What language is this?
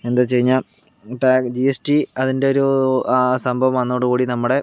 Malayalam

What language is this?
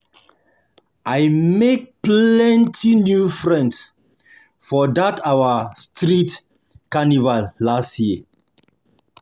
Nigerian Pidgin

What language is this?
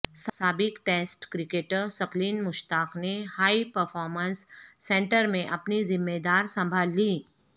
Urdu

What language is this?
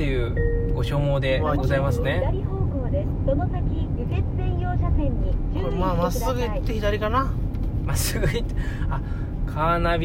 Japanese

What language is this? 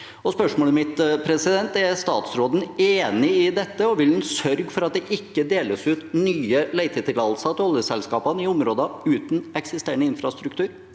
Norwegian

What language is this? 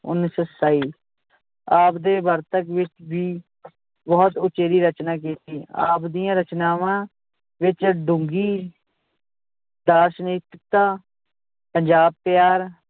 Punjabi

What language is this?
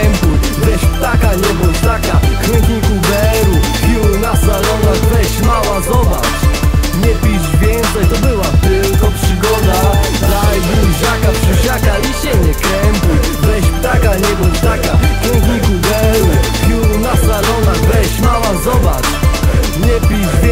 Polish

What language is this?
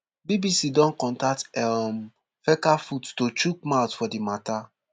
Nigerian Pidgin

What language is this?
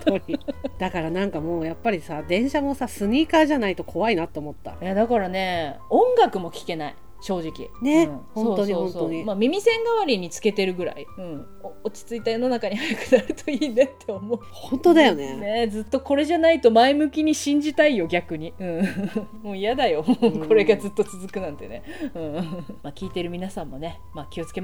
Japanese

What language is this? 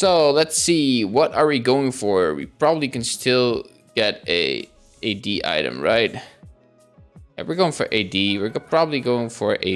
English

